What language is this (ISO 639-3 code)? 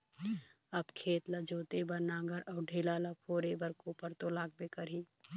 hne